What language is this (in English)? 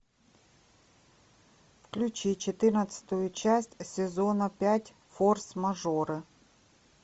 Russian